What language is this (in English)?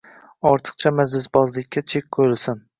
Uzbek